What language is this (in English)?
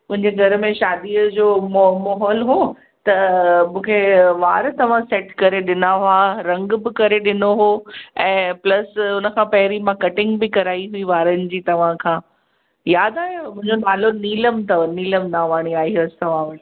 Sindhi